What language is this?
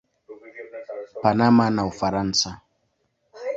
Swahili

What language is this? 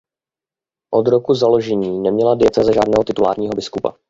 Czech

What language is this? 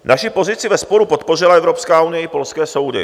Czech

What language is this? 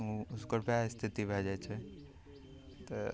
Maithili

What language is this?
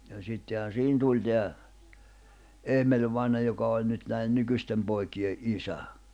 Finnish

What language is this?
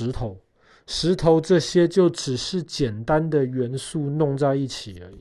Chinese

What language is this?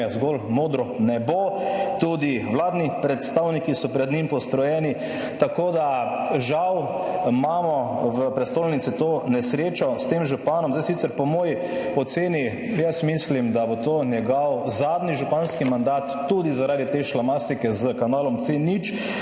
Slovenian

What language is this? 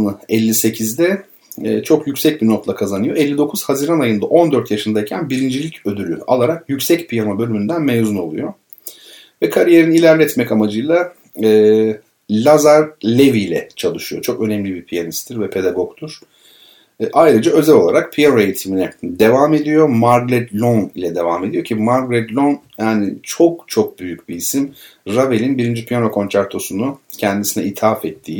Turkish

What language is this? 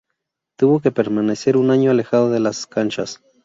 Spanish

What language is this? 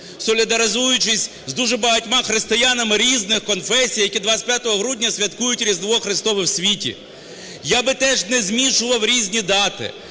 Ukrainian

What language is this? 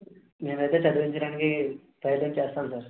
Telugu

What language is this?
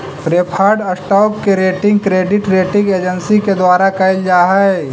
Magahi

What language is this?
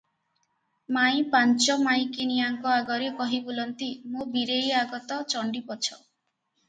Odia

